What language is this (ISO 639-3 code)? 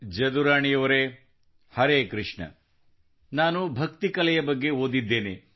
kan